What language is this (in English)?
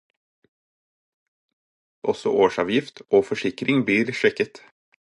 Norwegian Bokmål